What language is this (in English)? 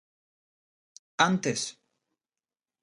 Galician